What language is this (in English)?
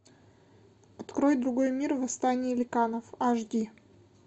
Russian